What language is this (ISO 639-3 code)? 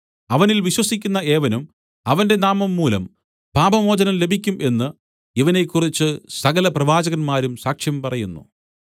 mal